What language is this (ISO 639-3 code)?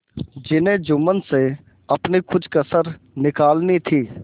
hin